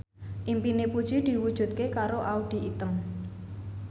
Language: Javanese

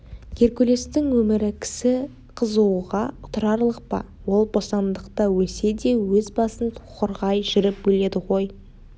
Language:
Kazakh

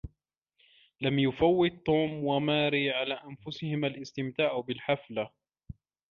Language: Arabic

